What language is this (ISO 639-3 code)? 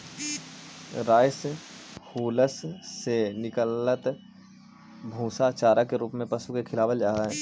mag